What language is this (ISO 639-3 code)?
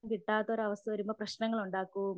mal